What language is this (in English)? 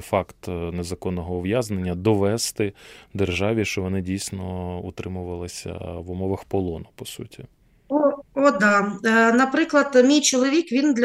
Ukrainian